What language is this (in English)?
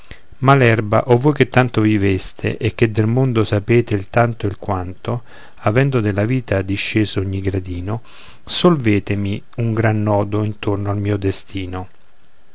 Italian